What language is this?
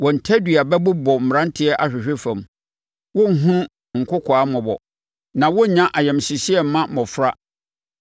Akan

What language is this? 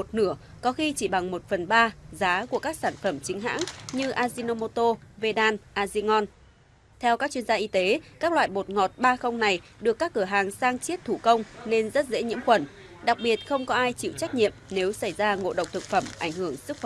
Vietnamese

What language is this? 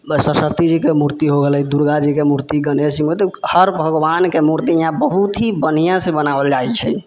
Maithili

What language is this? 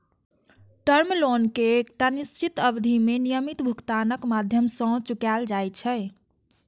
Maithili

